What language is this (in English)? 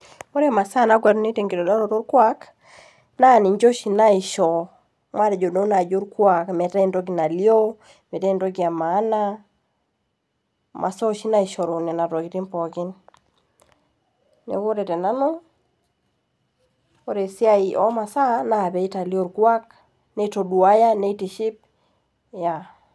Masai